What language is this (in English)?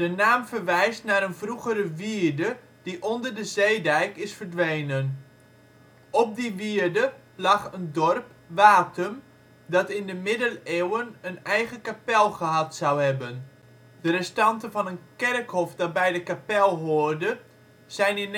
Dutch